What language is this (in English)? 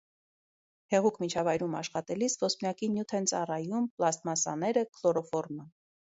Armenian